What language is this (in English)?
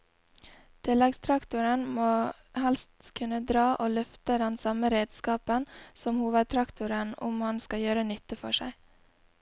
Norwegian